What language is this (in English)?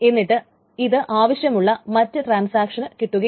Malayalam